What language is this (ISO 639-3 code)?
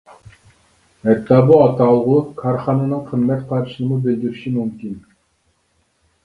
uig